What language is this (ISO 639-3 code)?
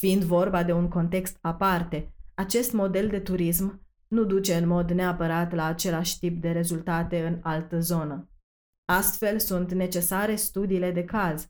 ron